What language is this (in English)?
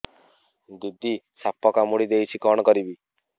Odia